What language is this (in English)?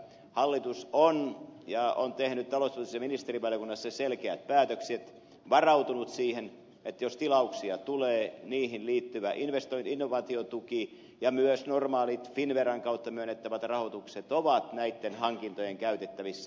Finnish